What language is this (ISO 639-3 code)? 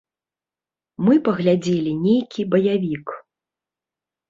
bel